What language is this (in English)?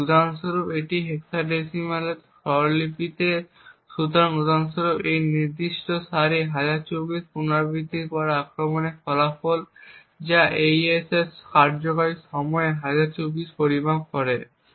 Bangla